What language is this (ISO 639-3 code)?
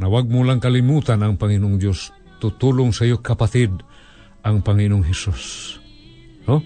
fil